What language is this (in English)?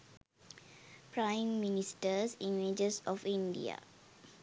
Sinhala